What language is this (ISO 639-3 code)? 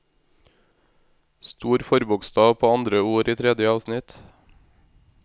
nor